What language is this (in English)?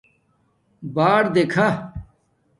Domaaki